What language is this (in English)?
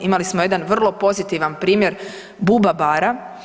Croatian